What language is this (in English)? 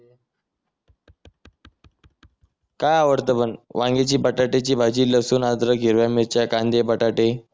Marathi